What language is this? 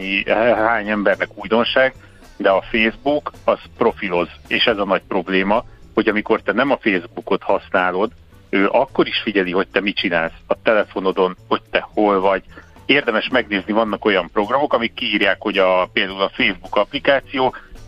Hungarian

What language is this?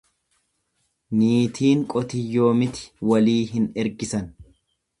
Oromo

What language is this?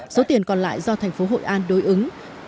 Vietnamese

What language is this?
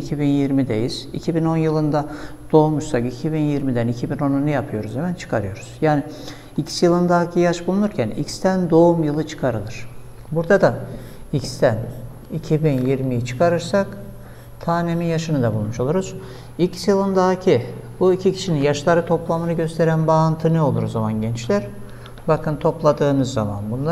Turkish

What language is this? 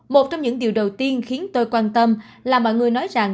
Vietnamese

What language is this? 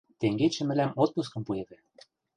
Western Mari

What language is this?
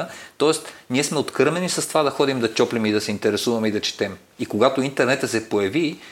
Bulgarian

